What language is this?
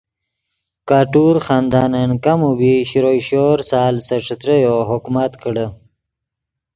Yidgha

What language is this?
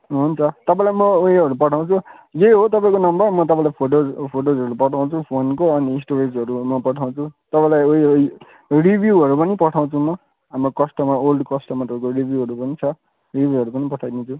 Nepali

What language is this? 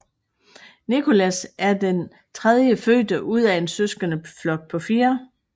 Danish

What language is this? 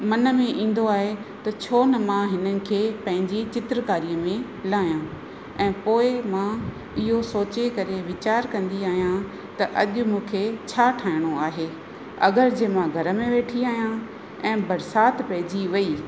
Sindhi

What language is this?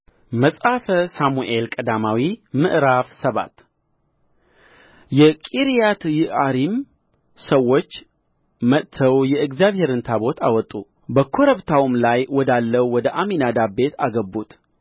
Amharic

